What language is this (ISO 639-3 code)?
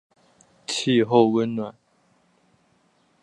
zho